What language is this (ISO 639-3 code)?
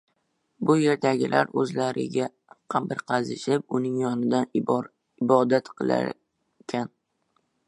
uzb